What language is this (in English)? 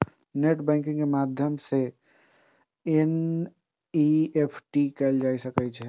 Maithili